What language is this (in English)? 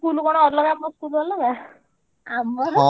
Odia